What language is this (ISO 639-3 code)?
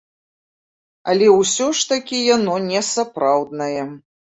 bel